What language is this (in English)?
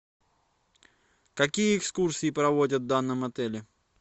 Russian